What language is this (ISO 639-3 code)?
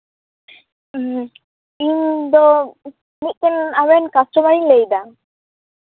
sat